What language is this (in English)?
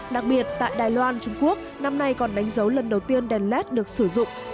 Vietnamese